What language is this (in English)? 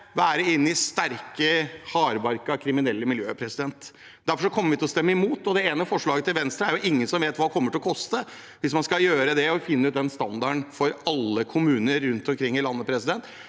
Norwegian